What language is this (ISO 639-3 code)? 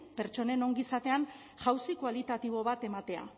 eus